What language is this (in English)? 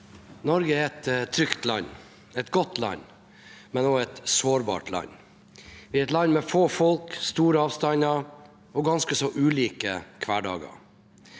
Norwegian